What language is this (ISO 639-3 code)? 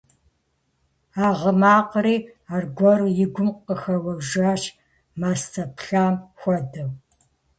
kbd